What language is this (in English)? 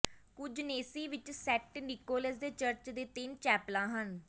Punjabi